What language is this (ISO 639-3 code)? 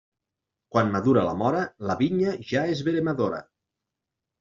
cat